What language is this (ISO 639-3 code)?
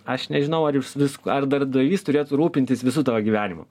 lit